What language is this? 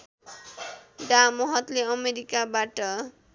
Nepali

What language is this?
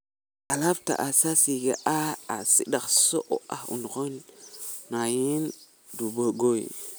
Somali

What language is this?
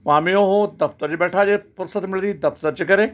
Punjabi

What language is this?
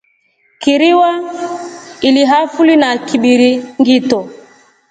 Rombo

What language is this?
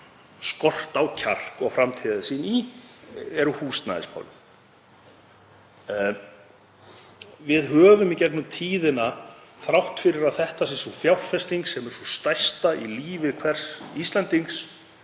Icelandic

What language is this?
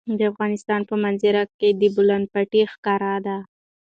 Pashto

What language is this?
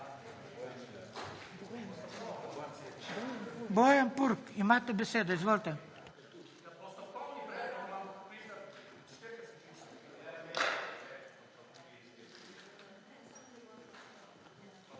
Slovenian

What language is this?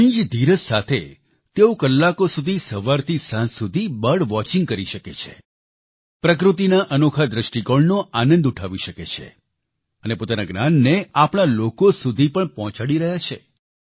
Gujarati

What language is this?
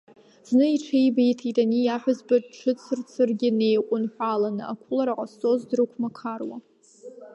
Abkhazian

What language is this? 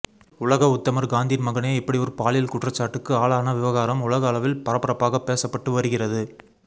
Tamil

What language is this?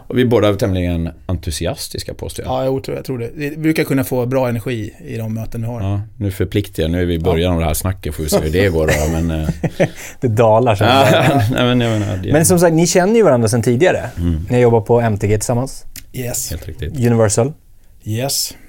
Swedish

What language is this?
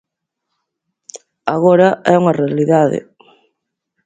Galician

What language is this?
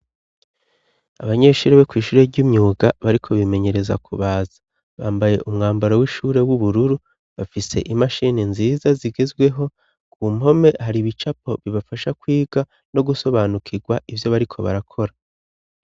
Rundi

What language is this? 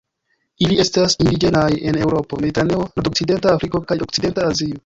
Esperanto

